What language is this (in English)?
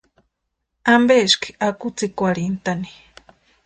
Western Highland Purepecha